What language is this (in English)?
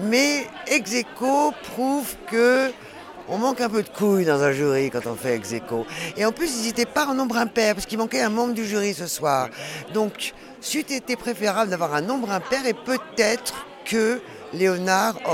French